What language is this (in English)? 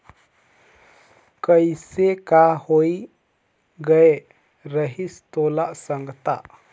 Chhattisgarhi